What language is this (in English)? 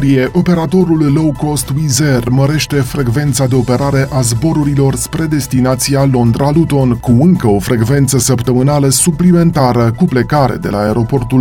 Romanian